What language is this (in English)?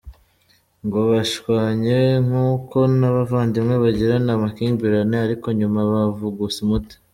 Kinyarwanda